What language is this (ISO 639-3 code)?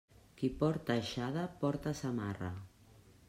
cat